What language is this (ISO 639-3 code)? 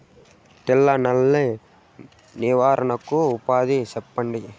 tel